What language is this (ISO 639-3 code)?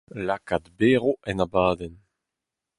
bre